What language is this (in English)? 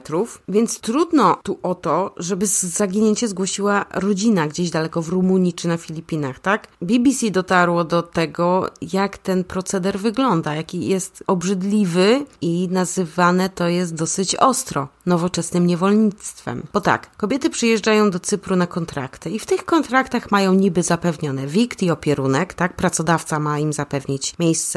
Polish